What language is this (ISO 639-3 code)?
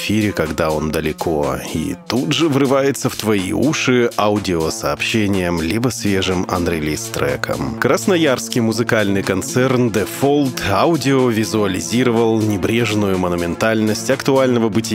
rus